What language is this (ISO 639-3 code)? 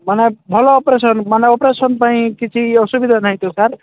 ori